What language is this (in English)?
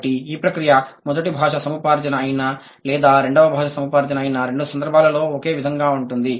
Telugu